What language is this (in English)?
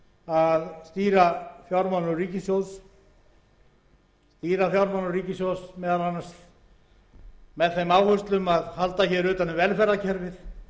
Icelandic